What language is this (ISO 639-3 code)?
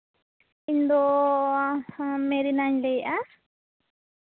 sat